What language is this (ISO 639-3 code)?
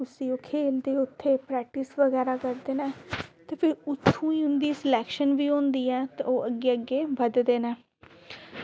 doi